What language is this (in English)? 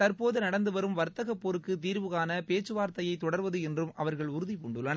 Tamil